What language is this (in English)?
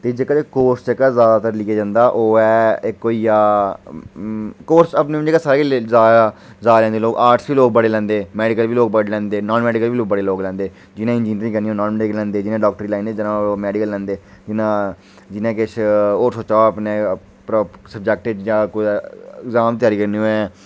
Dogri